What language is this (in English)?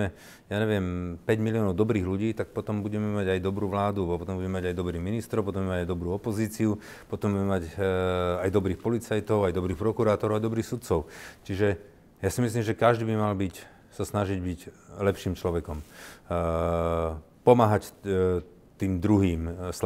Slovak